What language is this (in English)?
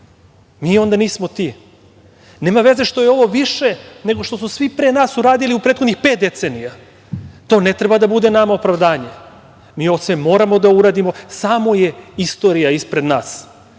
Serbian